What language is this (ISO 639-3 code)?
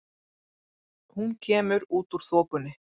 isl